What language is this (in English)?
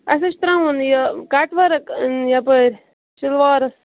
Kashmiri